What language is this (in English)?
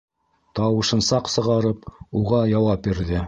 Bashkir